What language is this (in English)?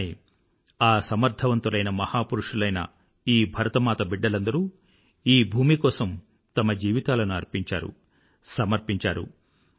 Telugu